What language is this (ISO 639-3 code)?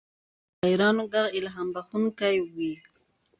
pus